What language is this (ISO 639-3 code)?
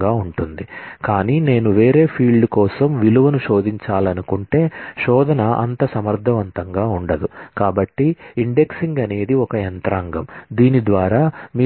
tel